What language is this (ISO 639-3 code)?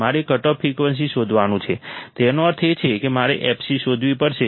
guj